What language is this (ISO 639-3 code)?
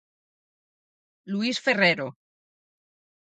glg